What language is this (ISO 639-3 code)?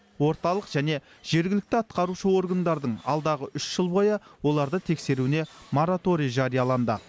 kaz